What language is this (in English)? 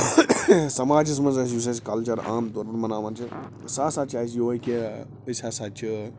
Kashmiri